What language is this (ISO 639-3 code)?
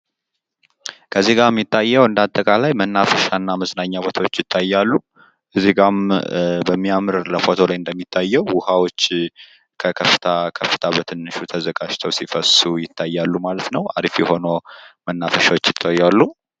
amh